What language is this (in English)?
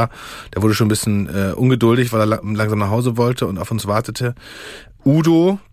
German